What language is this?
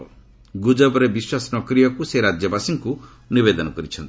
Odia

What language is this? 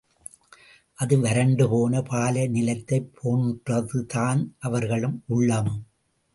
Tamil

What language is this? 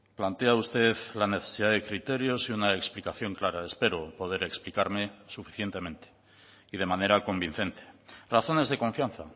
Spanish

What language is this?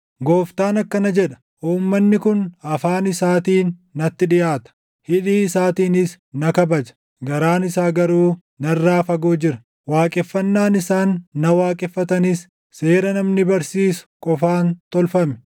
Oromo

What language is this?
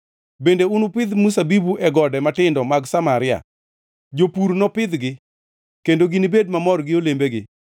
Luo (Kenya and Tanzania)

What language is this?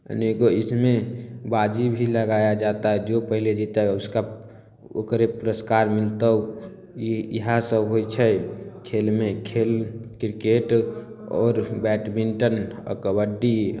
Maithili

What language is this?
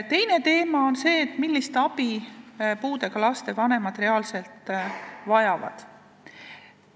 Estonian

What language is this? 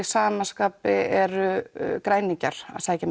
Icelandic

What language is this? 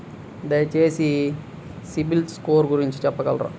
Telugu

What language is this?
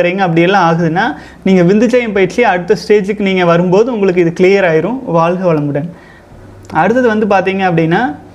Tamil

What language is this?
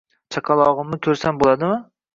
Uzbek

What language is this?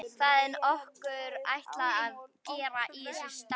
Icelandic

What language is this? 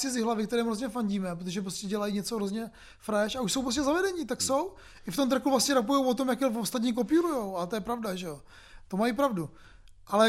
Czech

